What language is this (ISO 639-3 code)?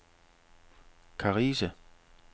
dan